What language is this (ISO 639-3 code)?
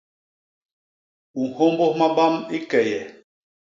bas